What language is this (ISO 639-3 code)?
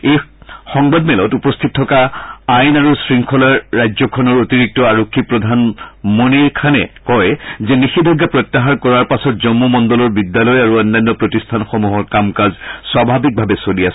asm